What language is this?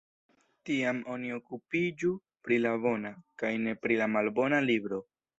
Esperanto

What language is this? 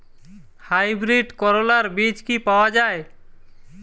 Bangla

